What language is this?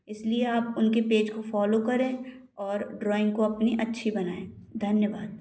Hindi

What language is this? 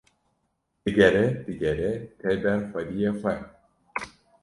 Kurdish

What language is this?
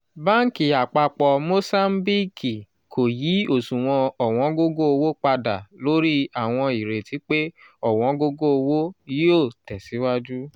Yoruba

